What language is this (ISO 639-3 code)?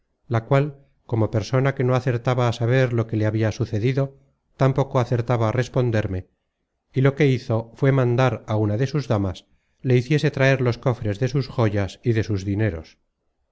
spa